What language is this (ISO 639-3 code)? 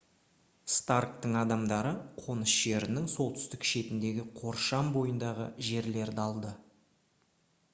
kaz